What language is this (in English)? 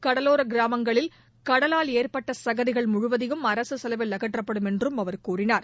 Tamil